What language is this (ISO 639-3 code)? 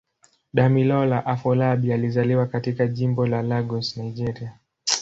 swa